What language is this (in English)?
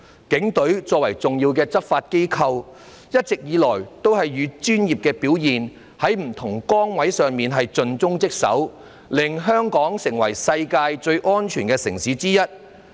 Cantonese